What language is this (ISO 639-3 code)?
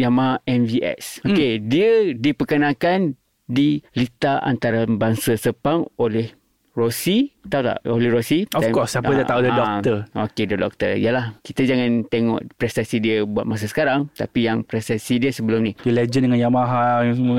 msa